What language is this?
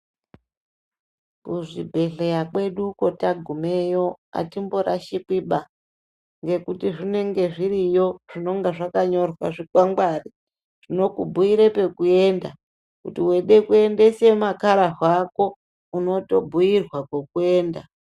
Ndau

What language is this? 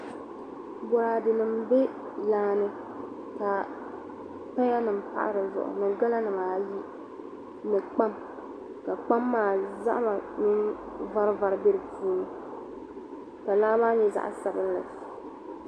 Dagbani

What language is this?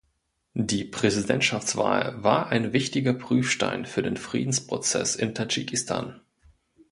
German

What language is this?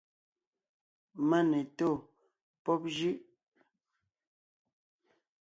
Ngiemboon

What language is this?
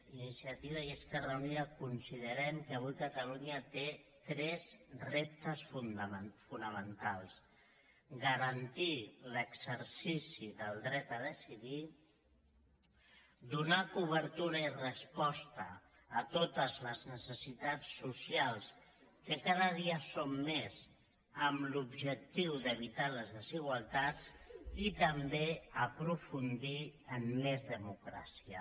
Catalan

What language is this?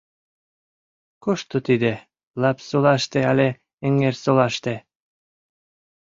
Mari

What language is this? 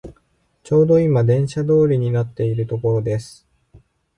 Japanese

